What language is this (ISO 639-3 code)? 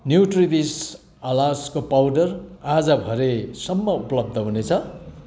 nep